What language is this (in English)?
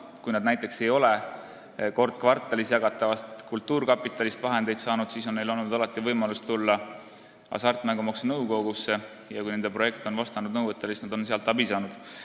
Estonian